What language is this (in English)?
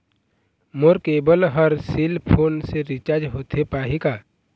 Chhattisgarhi